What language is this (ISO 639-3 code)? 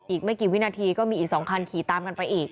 tha